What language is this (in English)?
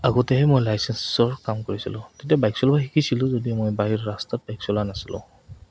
Assamese